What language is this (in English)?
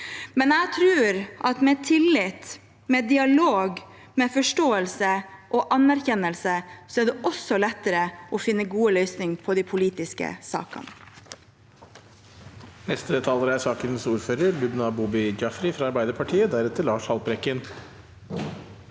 Norwegian